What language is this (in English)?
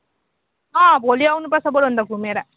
Nepali